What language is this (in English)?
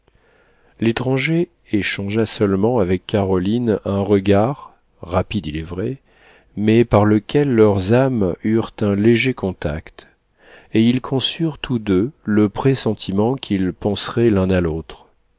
French